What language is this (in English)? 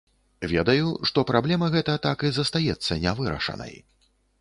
Belarusian